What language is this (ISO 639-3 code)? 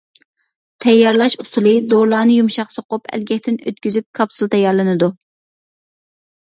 uig